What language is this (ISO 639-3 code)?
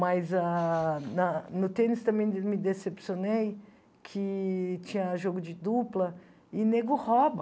por